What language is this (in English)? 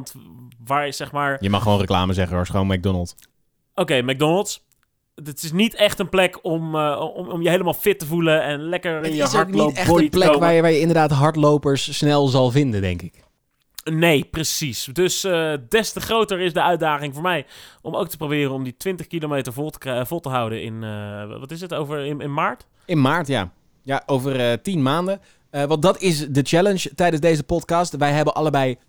Dutch